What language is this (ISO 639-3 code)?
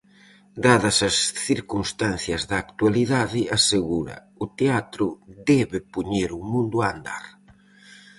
glg